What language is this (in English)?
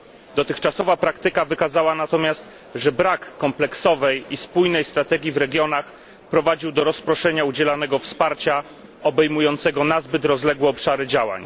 Polish